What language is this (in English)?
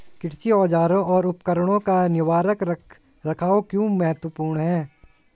Hindi